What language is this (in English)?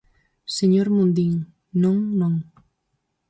Galician